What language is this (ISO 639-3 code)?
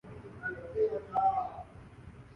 urd